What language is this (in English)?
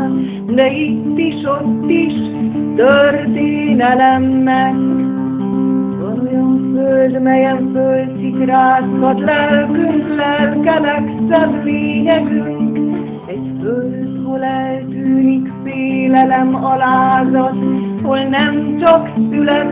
Hungarian